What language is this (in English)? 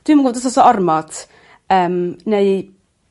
Welsh